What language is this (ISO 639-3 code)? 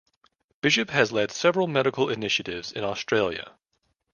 eng